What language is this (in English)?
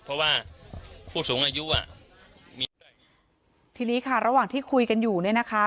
Thai